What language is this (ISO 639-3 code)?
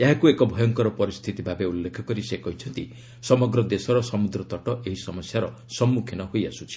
ori